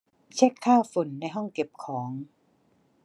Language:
Thai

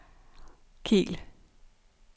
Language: Danish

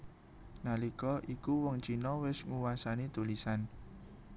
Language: Javanese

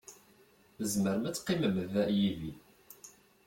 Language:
Kabyle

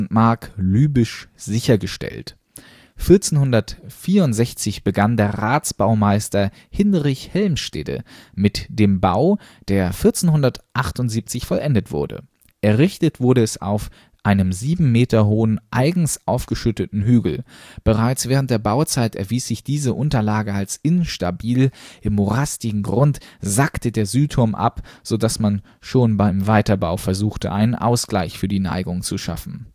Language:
German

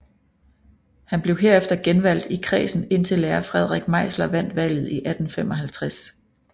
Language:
Danish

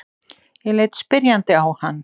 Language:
Icelandic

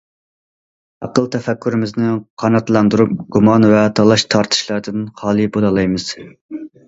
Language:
Uyghur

